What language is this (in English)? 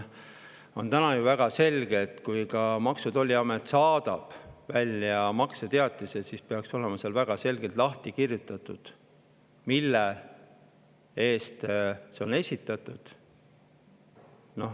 Estonian